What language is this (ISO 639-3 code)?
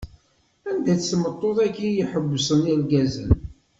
kab